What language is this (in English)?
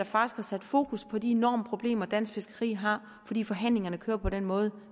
Danish